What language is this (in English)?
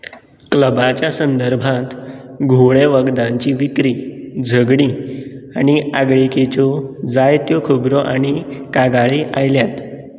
Konkani